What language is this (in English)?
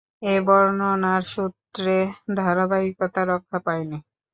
Bangla